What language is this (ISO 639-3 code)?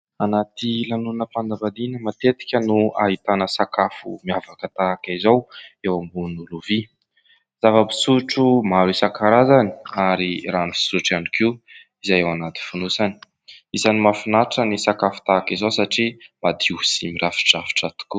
mlg